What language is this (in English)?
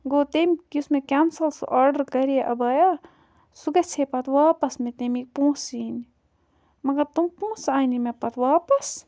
Kashmiri